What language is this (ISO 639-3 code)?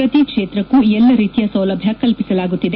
kan